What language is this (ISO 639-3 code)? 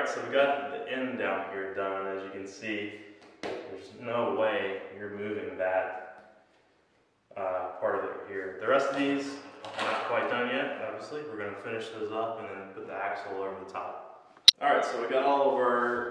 eng